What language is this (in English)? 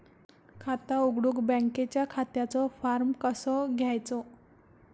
Marathi